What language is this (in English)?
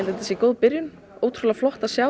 Icelandic